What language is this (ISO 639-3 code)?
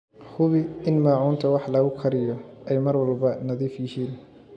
som